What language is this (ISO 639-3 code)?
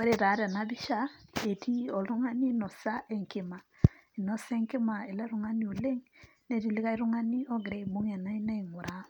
mas